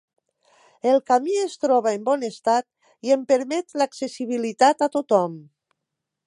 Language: Catalan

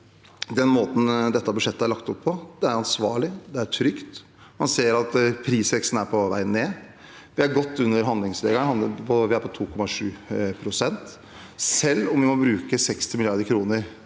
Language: Norwegian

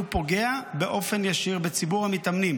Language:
Hebrew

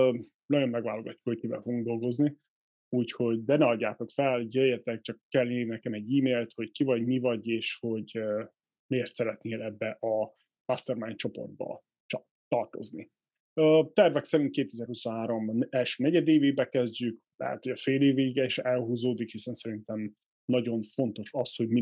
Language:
Hungarian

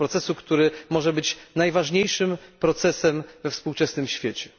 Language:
Polish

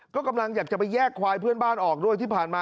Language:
Thai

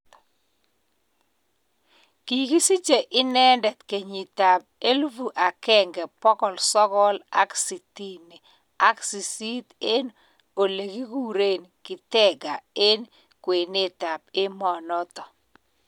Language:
Kalenjin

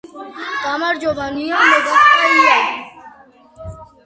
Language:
Georgian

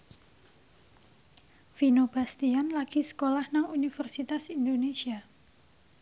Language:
Javanese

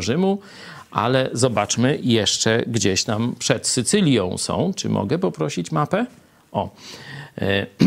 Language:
Polish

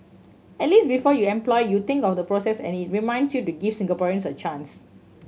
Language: English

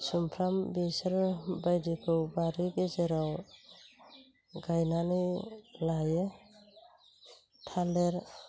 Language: Bodo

